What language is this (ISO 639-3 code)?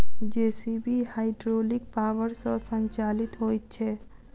mai